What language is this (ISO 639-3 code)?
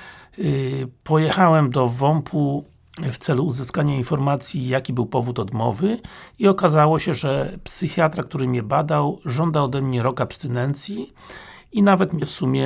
pol